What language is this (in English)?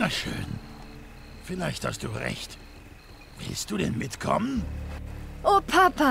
German